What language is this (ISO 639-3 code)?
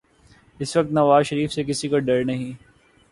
urd